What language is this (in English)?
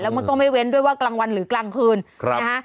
Thai